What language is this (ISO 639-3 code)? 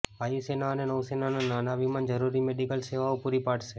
guj